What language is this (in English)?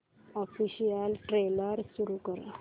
Marathi